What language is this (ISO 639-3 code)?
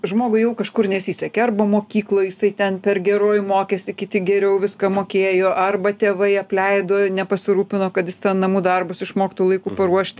lit